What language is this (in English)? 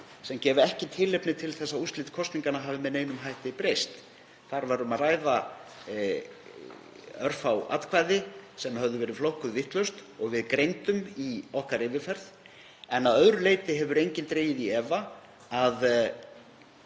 Icelandic